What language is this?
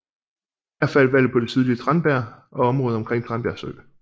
Danish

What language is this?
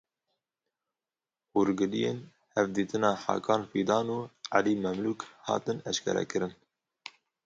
Kurdish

